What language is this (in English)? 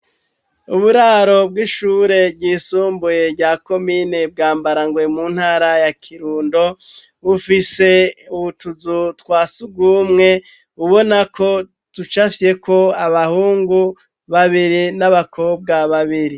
Rundi